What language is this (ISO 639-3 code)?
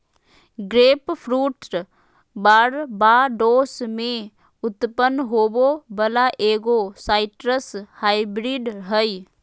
mag